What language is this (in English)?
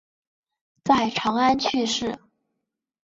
Chinese